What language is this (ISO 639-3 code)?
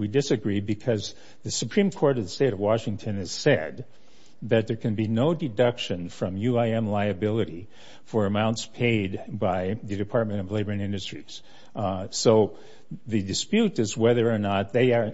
eng